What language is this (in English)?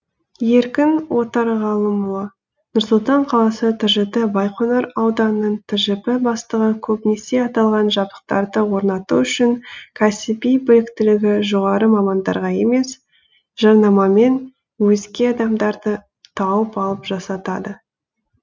Kazakh